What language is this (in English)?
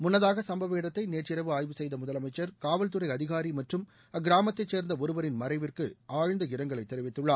Tamil